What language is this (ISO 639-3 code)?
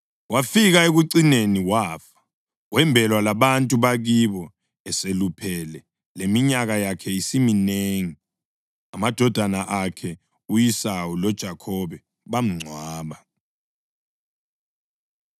nde